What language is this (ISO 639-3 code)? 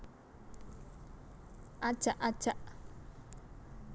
jav